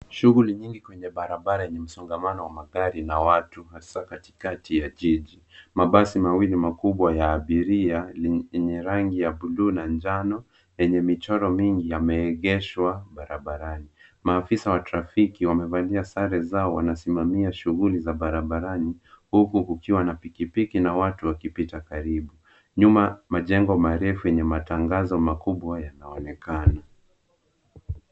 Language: Swahili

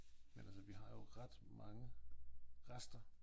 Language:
Danish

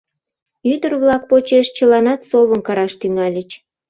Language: Mari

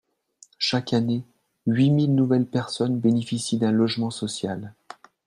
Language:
French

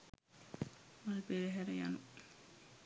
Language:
Sinhala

